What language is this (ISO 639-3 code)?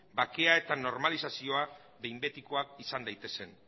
eus